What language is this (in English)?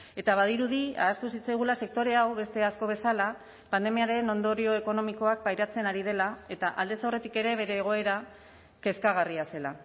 Basque